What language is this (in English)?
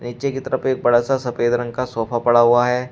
Hindi